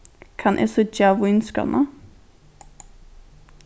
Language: Faroese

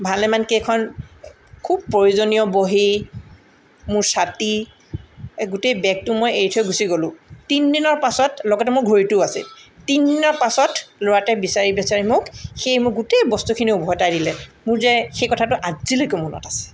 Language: Assamese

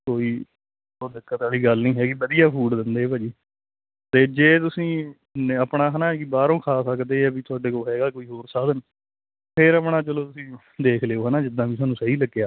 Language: Punjabi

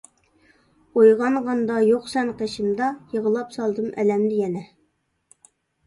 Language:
Uyghur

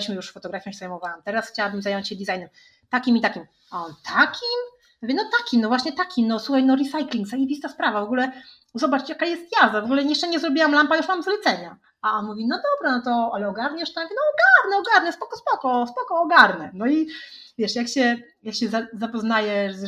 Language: Polish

